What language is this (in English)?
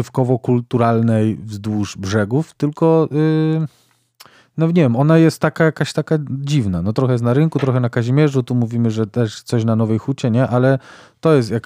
Polish